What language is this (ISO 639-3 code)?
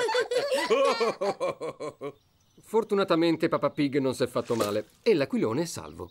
ita